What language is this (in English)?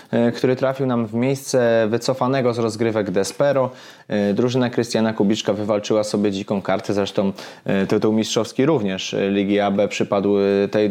Polish